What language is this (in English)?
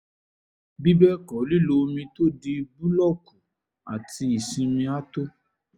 Yoruba